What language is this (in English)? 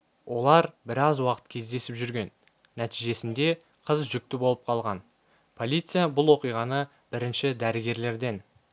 Kazakh